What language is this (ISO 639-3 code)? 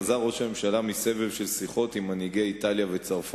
heb